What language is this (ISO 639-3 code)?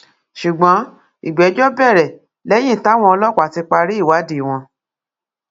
yor